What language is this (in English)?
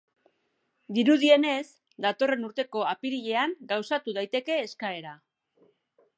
Basque